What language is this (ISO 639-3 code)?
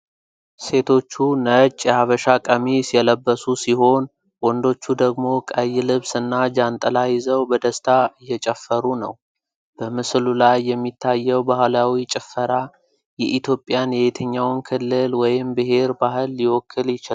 amh